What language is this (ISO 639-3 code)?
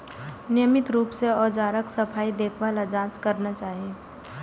mai